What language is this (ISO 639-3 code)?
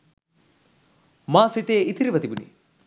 sin